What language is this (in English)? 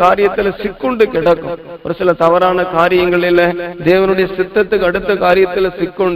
Tamil